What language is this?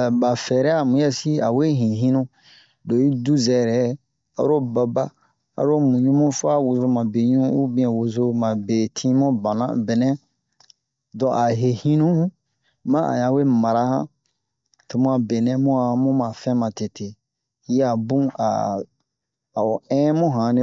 Bomu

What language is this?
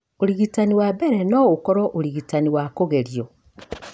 Kikuyu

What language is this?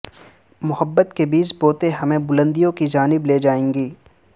Urdu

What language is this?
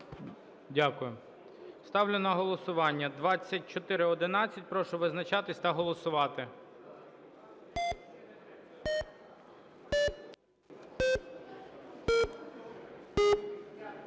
Ukrainian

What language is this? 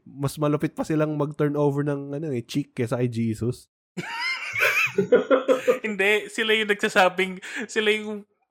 Filipino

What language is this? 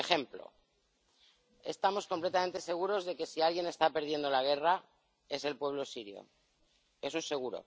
Spanish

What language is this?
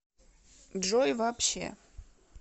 Russian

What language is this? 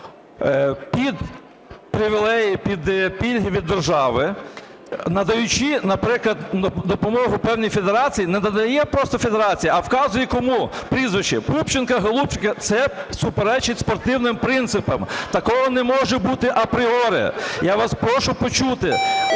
Ukrainian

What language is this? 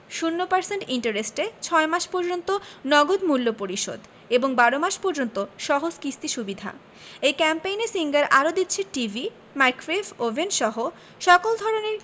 Bangla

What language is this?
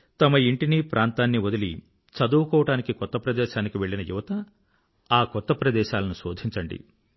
Telugu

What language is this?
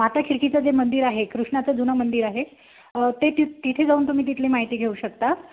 Marathi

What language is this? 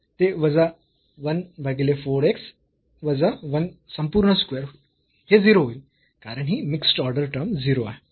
Marathi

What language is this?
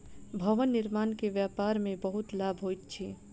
Maithili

